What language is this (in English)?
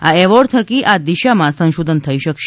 Gujarati